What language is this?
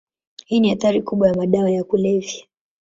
Swahili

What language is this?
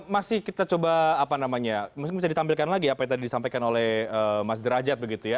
Indonesian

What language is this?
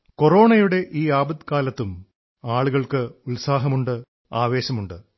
Malayalam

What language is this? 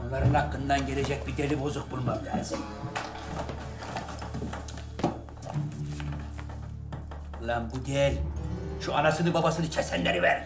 Turkish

